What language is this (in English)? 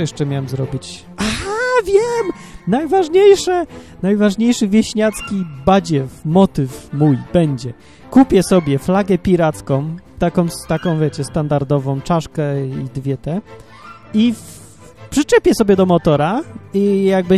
Polish